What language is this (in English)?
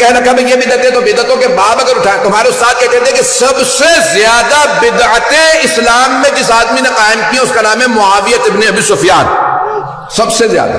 Urdu